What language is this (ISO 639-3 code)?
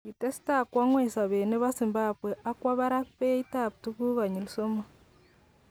kln